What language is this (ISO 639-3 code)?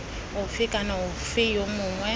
tsn